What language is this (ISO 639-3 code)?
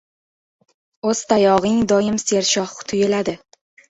uzb